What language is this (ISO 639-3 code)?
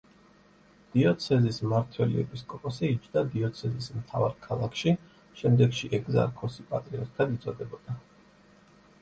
kat